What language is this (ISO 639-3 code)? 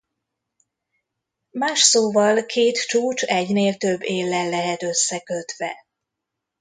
hun